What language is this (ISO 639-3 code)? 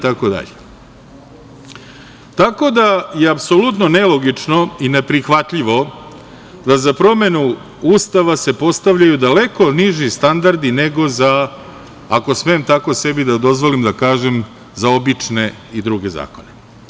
srp